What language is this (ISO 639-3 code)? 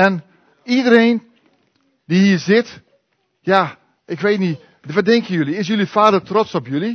nld